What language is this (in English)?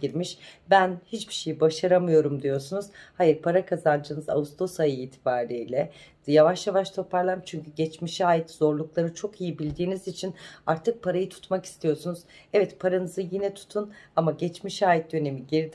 Turkish